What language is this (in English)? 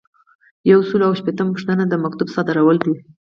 Pashto